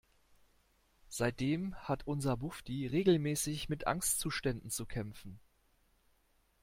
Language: German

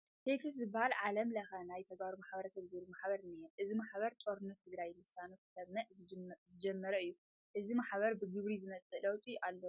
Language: Tigrinya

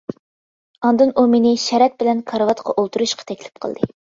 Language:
Uyghur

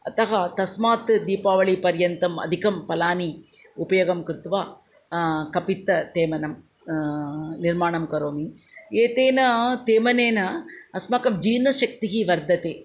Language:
Sanskrit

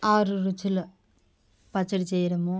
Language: Telugu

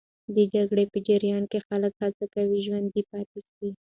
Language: Pashto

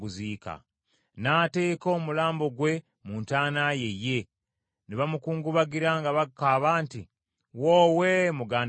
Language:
Ganda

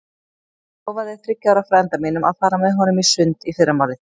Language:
Icelandic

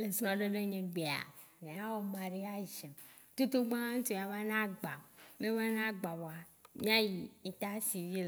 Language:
Waci Gbe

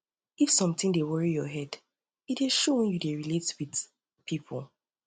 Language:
Nigerian Pidgin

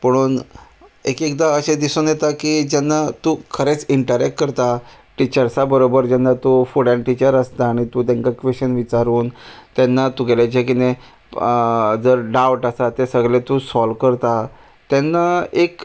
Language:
Konkani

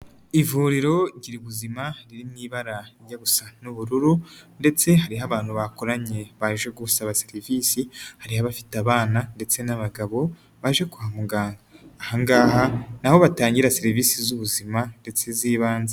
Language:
Kinyarwanda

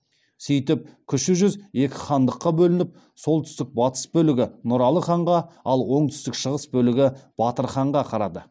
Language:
Kazakh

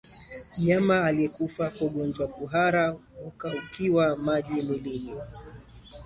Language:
Swahili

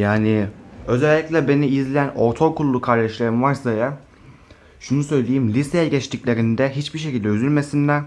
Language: Turkish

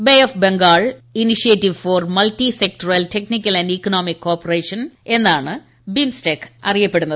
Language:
Malayalam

